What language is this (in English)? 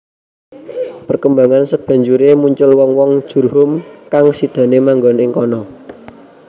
Javanese